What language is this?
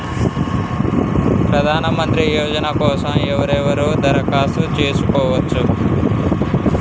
Telugu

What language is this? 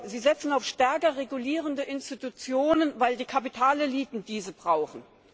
German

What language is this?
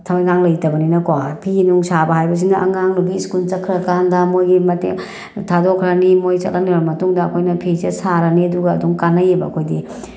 Manipuri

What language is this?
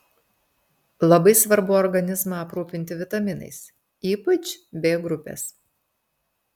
Lithuanian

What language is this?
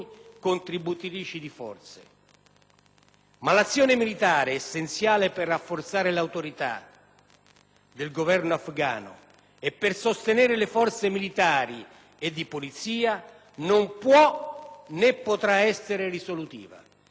Italian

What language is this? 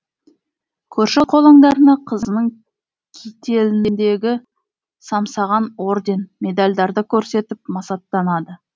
Kazakh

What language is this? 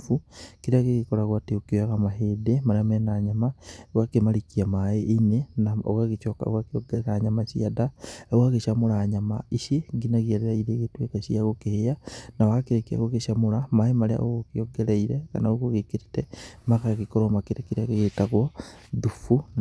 Kikuyu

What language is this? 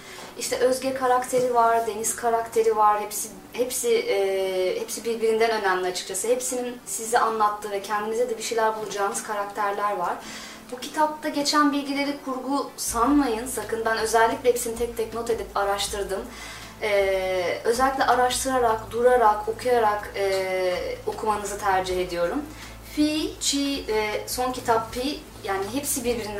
Turkish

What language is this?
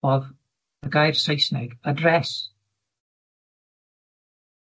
Welsh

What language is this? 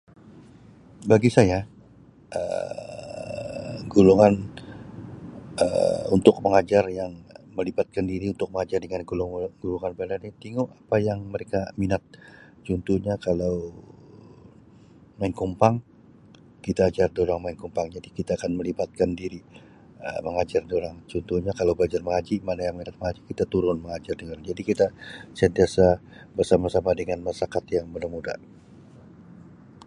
Sabah Malay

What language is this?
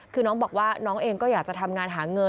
Thai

